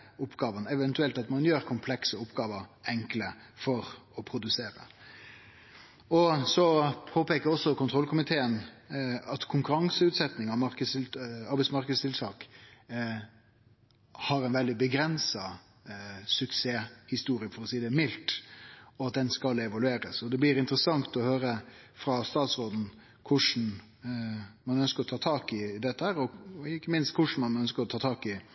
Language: Norwegian Nynorsk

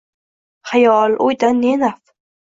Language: Uzbek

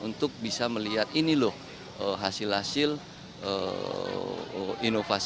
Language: Indonesian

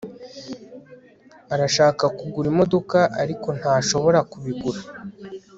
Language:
Kinyarwanda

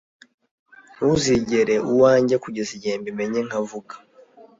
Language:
Kinyarwanda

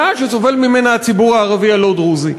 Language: Hebrew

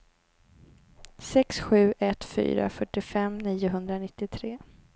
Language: Swedish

